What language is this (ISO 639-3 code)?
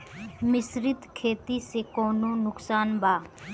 bho